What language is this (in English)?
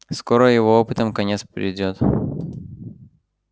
Russian